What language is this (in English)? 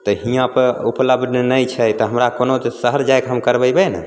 Maithili